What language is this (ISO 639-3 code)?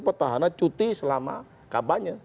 ind